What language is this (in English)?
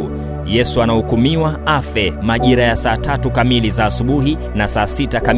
Swahili